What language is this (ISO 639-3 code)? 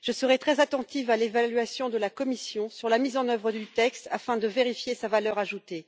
fra